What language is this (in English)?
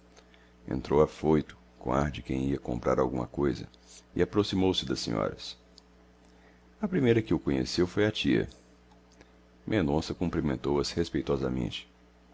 Portuguese